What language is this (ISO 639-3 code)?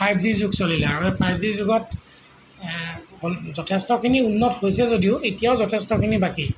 asm